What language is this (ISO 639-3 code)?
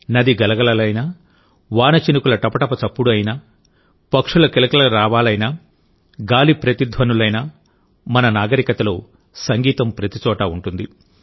tel